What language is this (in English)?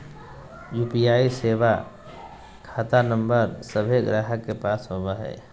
Magahi